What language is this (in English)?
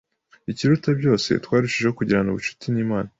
Kinyarwanda